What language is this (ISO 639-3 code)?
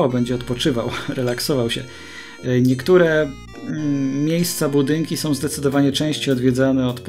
pol